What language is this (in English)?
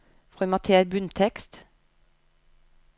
Norwegian